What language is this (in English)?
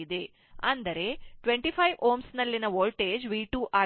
Kannada